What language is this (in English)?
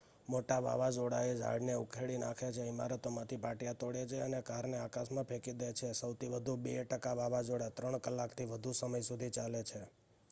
Gujarati